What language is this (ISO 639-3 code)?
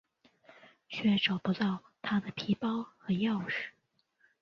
zho